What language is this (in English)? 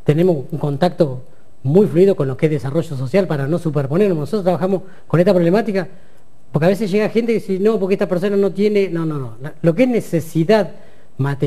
Spanish